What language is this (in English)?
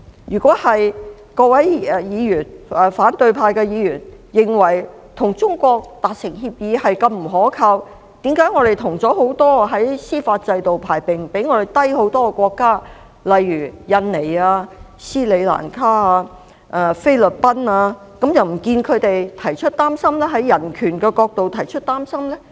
Cantonese